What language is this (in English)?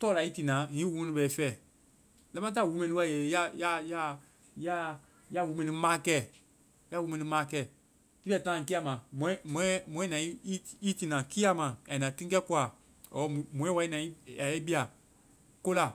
Vai